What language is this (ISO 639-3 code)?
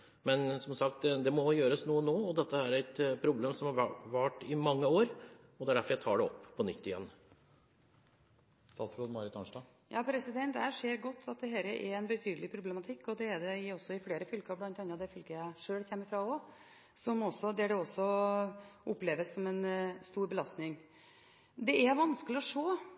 nor